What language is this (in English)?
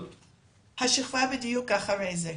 Hebrew